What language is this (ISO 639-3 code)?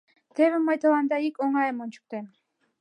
chm